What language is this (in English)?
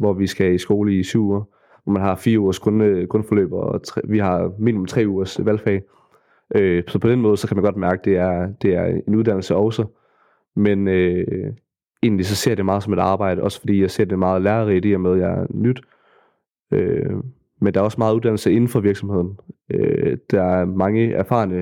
Danish